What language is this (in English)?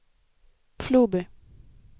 Swedish